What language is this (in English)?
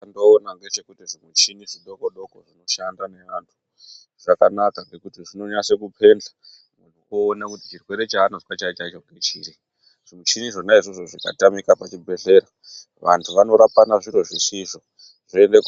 Ndau